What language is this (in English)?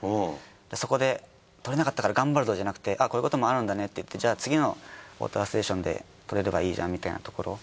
Japanese